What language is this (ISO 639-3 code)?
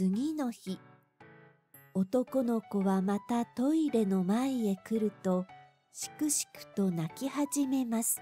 jpn